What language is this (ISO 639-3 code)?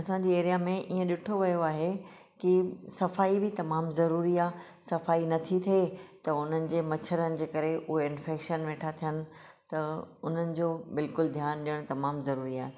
snd